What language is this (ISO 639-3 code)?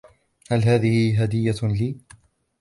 ara